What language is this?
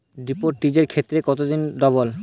Bangla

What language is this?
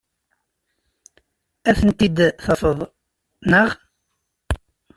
Kabyle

